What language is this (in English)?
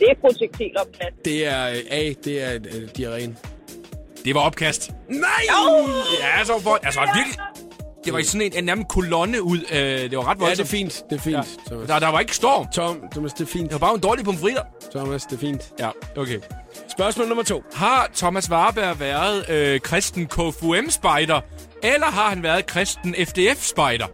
Danish